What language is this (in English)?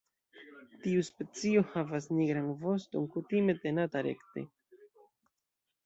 Esperanto